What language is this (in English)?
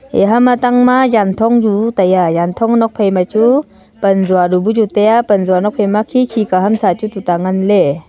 Wancho Naga